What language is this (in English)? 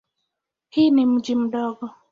Swahili